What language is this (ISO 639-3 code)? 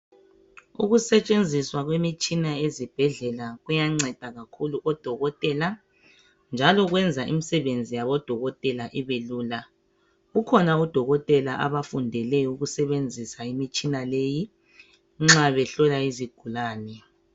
nde